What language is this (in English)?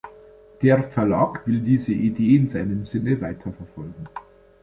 German